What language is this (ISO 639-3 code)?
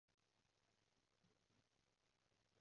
yue